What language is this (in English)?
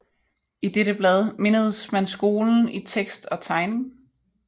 Danish